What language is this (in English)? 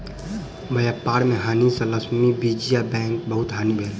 Maithili